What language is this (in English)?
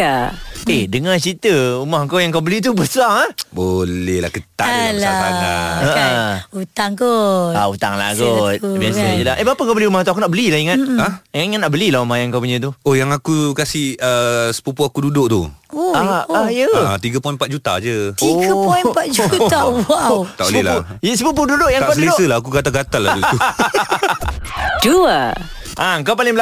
Malay